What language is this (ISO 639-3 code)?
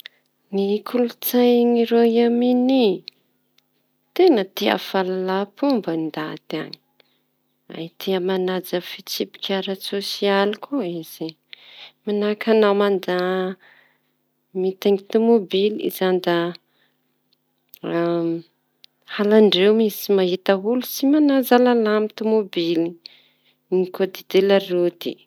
txy